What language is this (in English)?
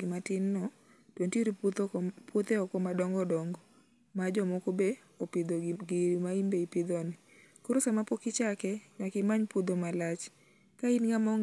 Luo (Kenya and Tanzania)